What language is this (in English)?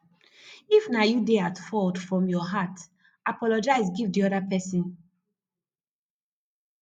Nigerian Pidgin